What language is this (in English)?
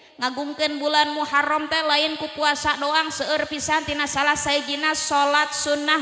Indonesian